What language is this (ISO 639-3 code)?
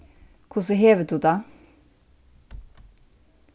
fao